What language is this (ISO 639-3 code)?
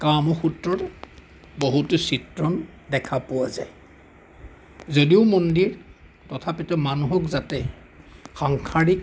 asm